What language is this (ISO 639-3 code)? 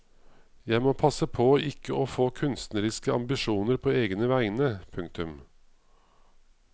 nor